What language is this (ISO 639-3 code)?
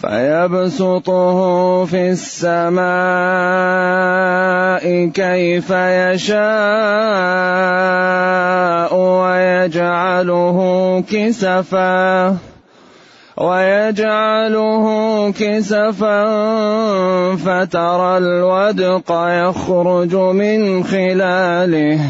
ara